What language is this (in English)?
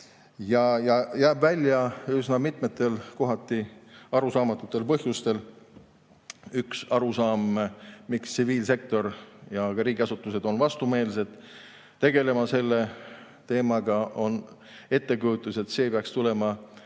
Estonian